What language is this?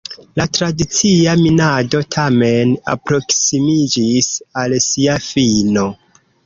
Esperanto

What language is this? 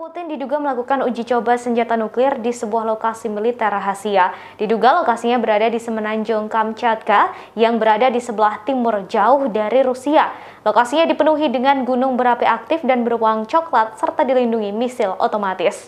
Indonesian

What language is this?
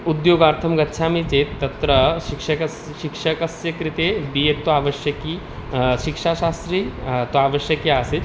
Sanskrit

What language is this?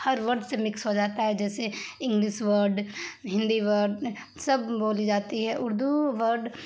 Urdu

